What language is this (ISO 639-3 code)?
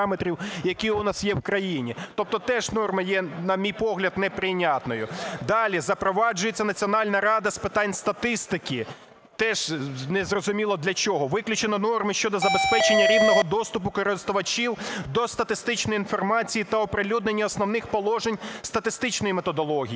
ukr